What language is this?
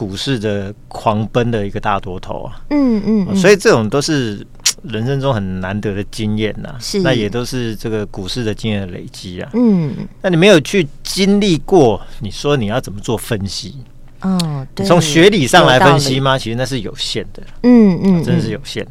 Chinese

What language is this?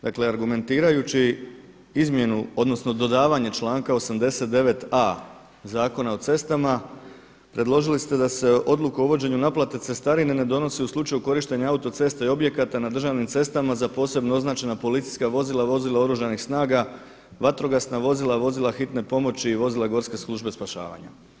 Croatian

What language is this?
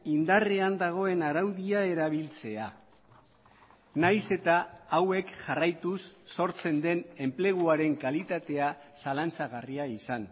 Basque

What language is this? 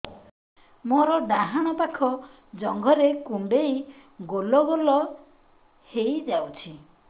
Odia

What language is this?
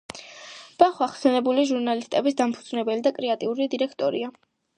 Georgian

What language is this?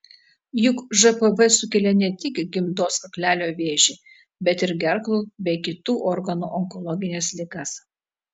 Lithuanian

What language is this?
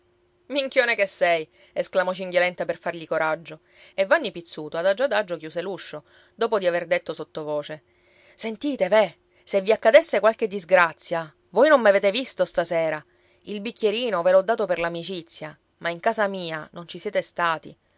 Italian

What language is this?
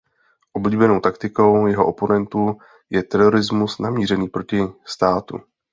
Czech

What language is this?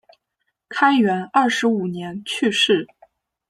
Chinese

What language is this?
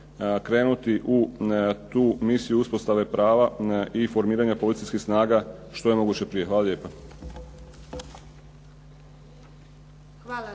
Croatian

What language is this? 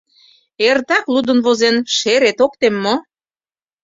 Mari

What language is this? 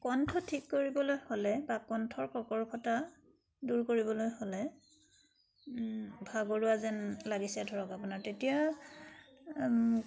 Assamese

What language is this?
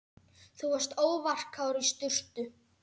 Icelandic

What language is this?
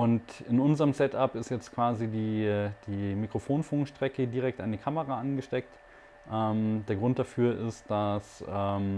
German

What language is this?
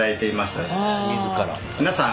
Japanese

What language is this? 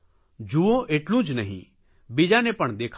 Gujarati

